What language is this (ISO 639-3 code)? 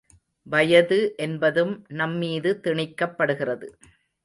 tam